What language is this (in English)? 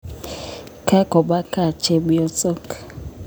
Kalenjin